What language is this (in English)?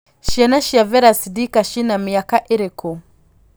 Kikuyu